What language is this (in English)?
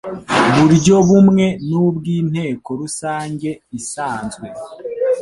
Kinyarwanda